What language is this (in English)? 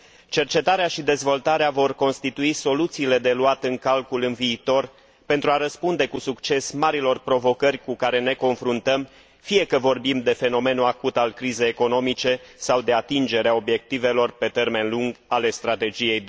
Romanian